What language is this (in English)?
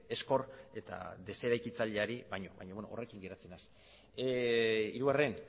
Basque